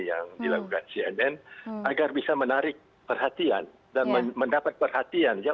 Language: Indonesian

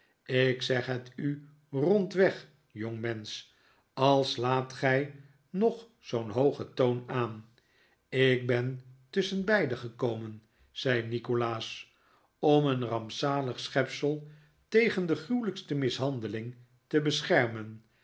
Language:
Dutch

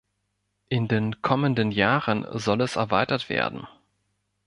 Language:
German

